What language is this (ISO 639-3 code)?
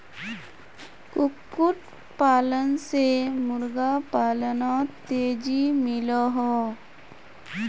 mag